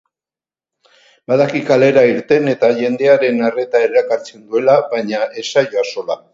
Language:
Basque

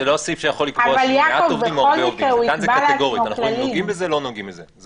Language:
Hebrew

